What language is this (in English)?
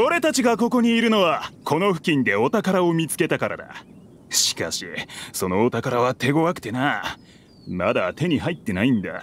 Japanese